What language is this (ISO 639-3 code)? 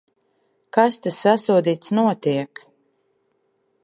lav